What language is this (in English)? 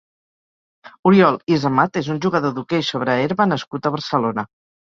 Catalan